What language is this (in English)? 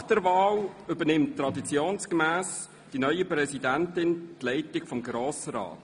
Swiss German